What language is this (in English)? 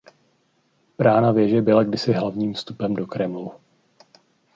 Czech